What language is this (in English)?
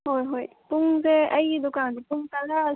Manipuri